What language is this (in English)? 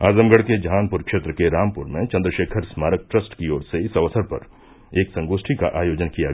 Hindi